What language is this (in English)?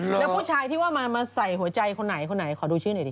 Thai